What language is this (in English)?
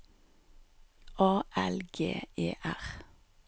Norwegian